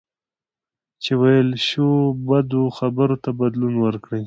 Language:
Pashto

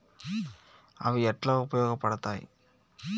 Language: Telugu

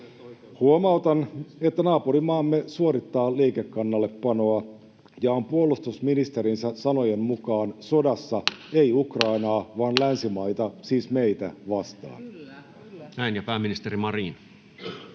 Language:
Finnish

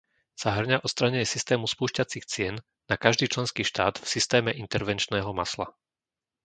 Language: Slovak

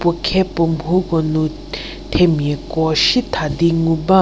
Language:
Angami Naga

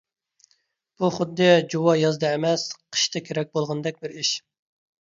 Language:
Uyghur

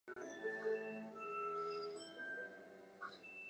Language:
Chinese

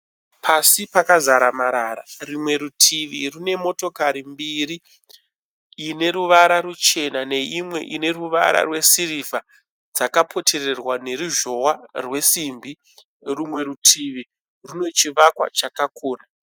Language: Shona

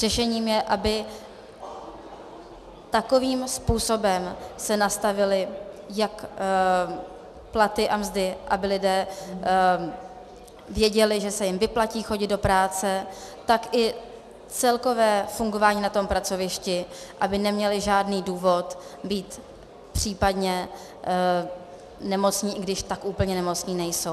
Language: Czech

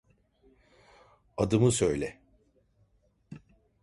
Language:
Turkish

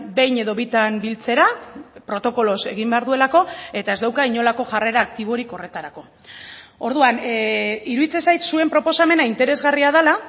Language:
Basque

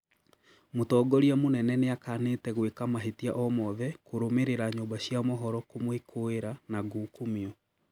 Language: Kikuyu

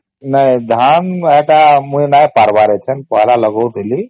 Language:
Odia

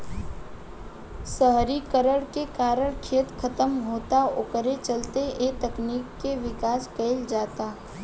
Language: Bhojpuri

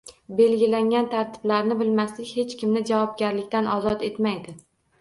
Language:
Uzbek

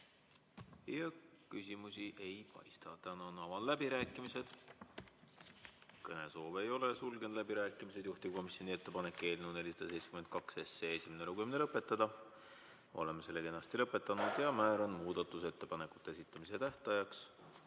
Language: Estonian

